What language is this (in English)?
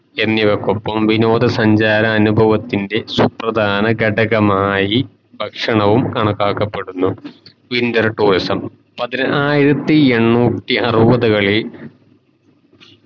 Malayalam